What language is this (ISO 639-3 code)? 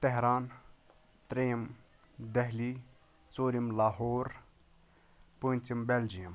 kas